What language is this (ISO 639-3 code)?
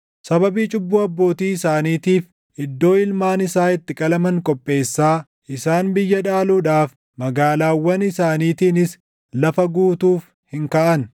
orm